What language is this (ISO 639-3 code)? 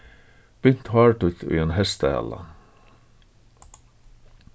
fao